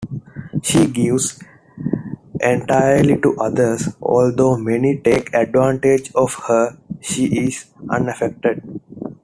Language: English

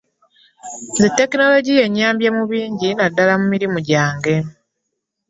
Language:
Ganda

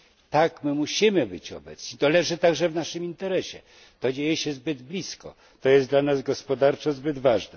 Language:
Polish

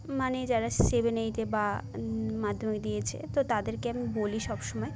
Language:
Bangla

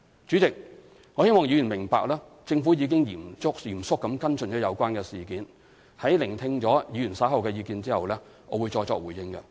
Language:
Cantonese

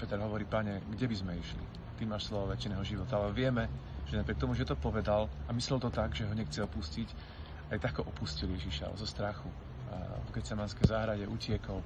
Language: Slovak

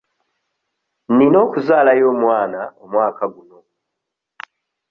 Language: Ganda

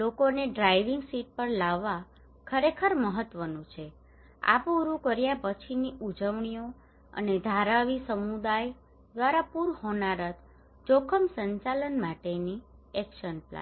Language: Gujarati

